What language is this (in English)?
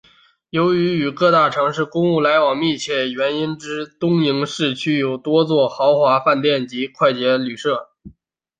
Chinese